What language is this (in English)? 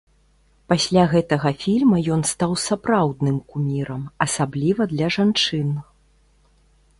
Belarusian